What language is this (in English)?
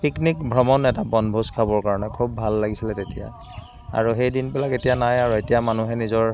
Assamese